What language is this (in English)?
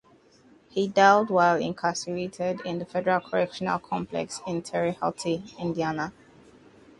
English